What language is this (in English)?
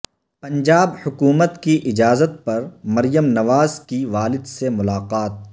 Urdu